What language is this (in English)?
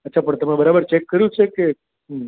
Gujarati